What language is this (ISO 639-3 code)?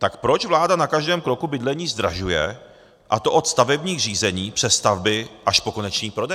ces